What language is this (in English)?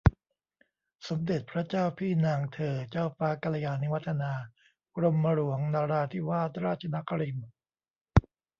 Thai